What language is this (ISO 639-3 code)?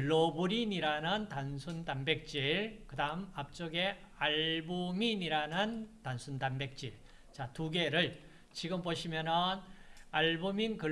kor